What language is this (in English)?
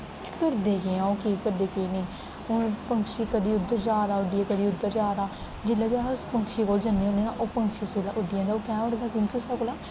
Dogri